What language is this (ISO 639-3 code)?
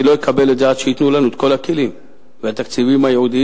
heb